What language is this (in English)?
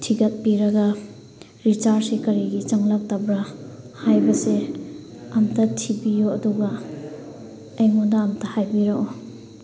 Manipuri